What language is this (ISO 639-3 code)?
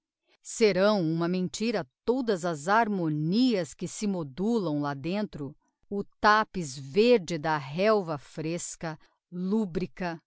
por